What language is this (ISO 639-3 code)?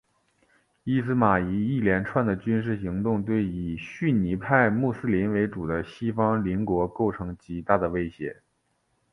zho